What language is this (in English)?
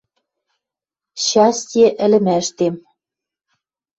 Western Mari